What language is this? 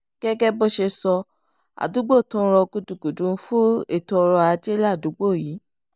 Yoruba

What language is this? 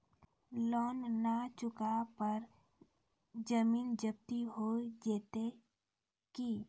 Maithili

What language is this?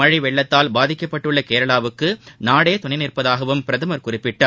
Tamil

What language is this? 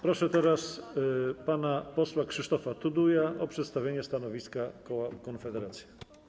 Polish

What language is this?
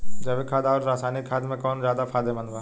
Bhojpuri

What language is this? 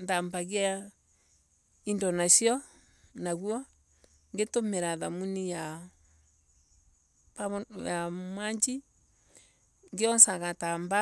Embu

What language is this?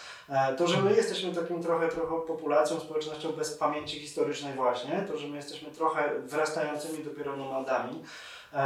Polish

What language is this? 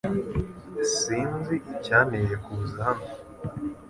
Kinyarwanda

